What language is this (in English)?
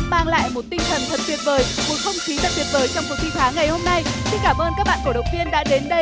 Vietnamese